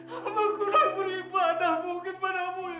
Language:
Indonesian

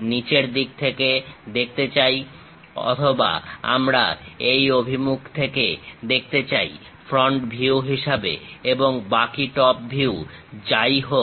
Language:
Bangla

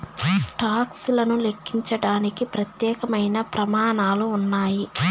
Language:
Telugu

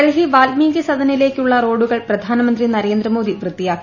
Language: Malayalam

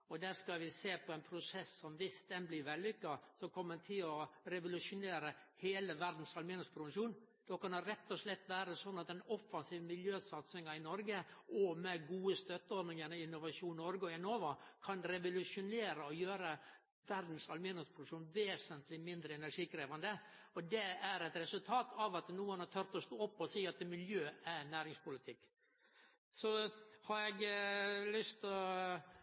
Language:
Norwegian Nynorsk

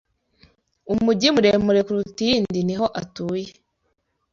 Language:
Kinyarwanda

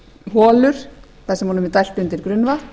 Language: Icelandic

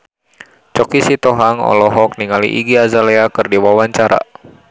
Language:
Sundanese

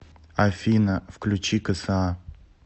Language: Russian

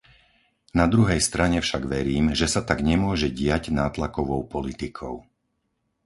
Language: Slovak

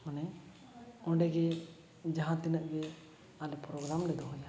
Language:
Santali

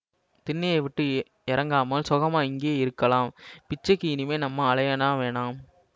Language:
Tamil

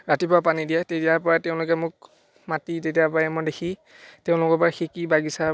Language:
Assamese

